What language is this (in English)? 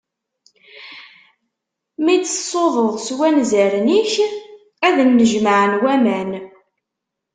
Kabyle